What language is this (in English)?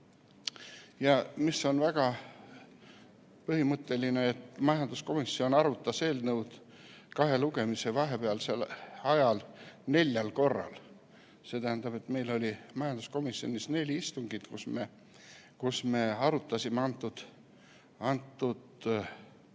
Estonian